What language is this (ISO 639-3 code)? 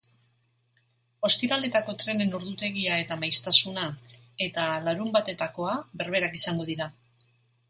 eus